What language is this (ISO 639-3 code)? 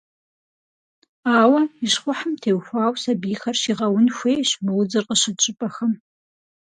kbd